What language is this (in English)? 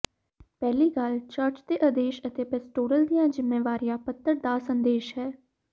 Punjabi